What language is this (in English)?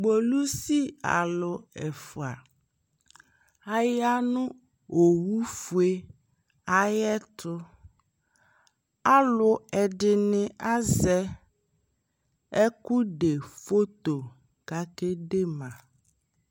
Ikposo